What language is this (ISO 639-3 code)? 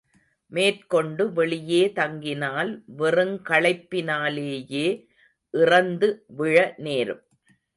tam